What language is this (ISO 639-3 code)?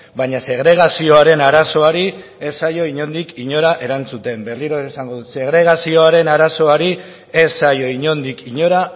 eus